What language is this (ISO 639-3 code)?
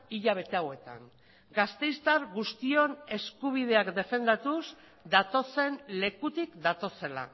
eus